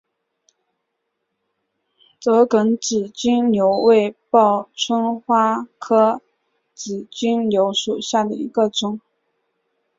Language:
Chinese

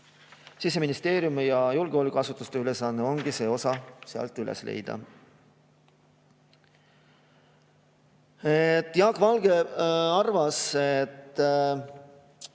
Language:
Estonian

